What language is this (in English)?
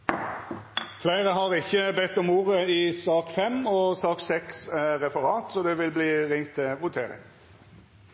Norwegian Nynorsk